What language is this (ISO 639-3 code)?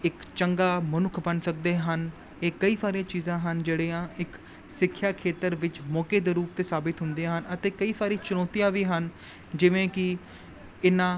pan